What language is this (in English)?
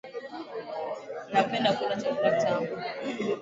Swahili